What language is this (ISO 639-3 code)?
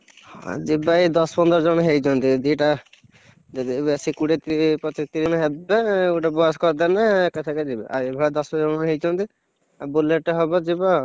ori